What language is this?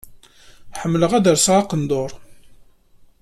Kabyle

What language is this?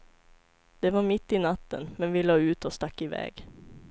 Swedish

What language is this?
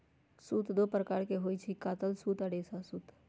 Magahi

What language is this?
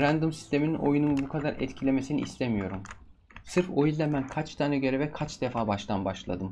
Turkish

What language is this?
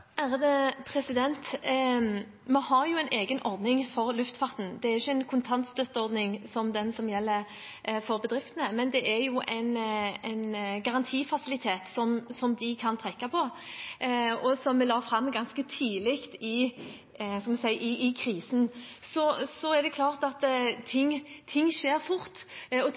Norwegian Bokmål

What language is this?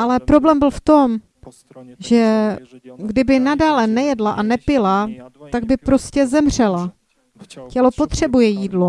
Czech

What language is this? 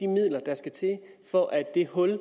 Danish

